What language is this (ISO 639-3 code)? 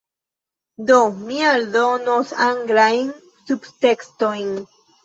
epo